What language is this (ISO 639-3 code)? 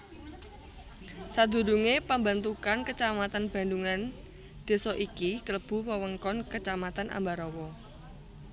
jav